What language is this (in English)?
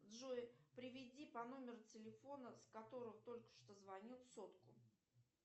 Russian